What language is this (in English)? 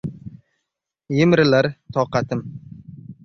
Uzbek